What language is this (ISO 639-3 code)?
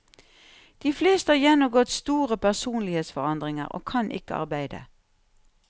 nor